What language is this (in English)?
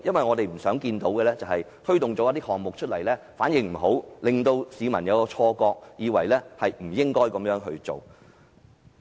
Cantonese